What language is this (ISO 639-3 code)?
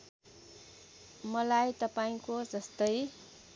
nep